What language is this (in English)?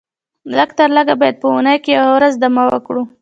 Pashto